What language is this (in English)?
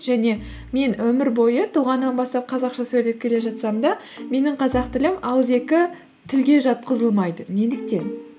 Kazakh